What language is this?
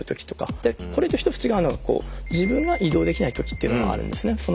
Japanese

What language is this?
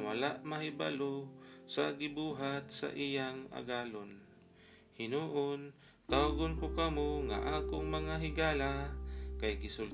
Filipino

